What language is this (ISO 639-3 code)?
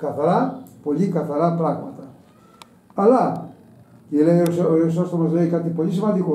ell